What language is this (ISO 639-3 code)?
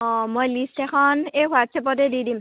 asm